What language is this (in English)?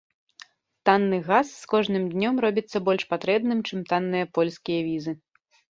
Belarusian